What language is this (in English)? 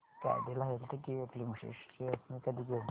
Marathi